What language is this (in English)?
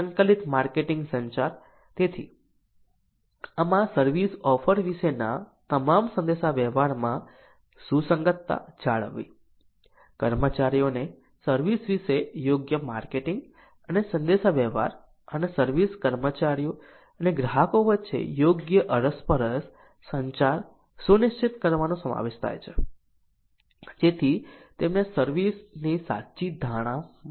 Gujarati